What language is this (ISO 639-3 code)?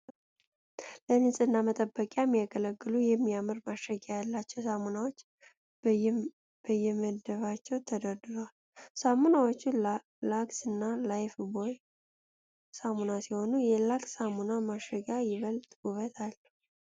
amh